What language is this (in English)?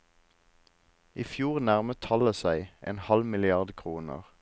Norwegian